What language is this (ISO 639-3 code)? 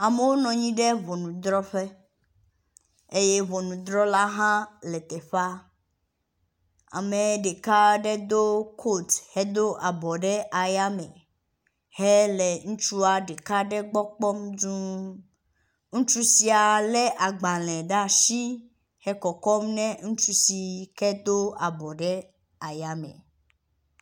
ewe